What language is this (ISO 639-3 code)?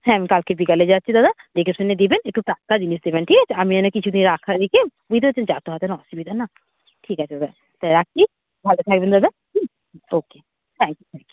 ben